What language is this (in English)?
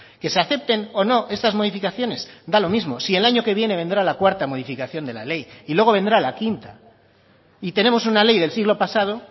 Spanish